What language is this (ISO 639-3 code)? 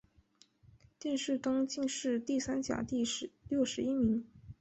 zho